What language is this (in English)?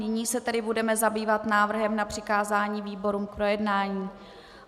Czech